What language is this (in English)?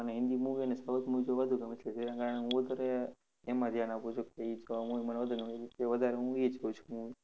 Gujarati